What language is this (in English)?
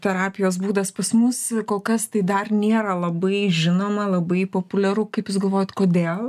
Lithuanian